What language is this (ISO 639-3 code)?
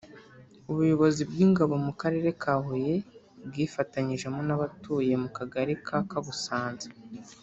kin